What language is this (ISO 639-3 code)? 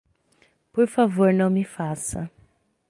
por